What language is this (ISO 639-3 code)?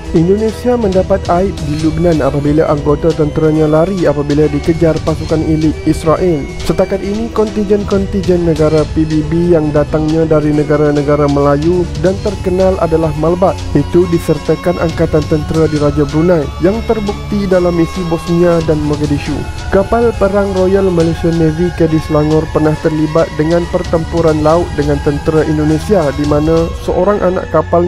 msa